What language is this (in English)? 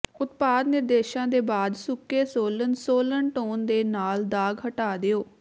Punjabi